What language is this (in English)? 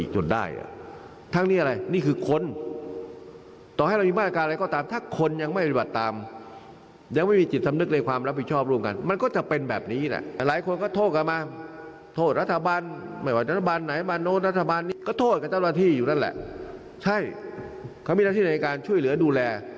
Thai